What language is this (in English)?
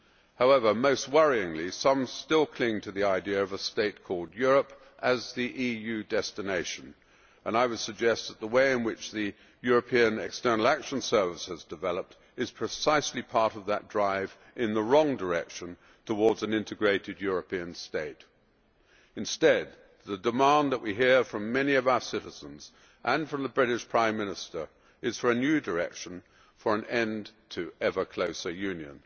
English